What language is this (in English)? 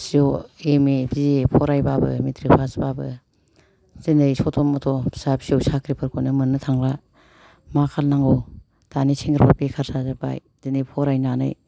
Bodo